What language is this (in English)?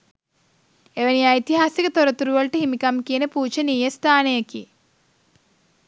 Sinhala